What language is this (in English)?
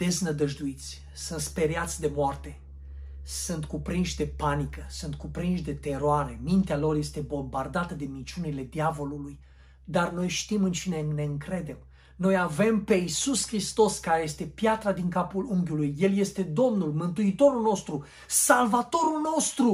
Romanian